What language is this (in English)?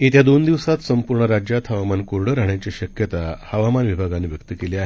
Marathi